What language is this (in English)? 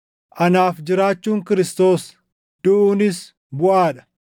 Oromo